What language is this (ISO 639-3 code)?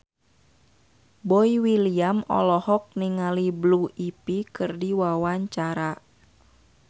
sun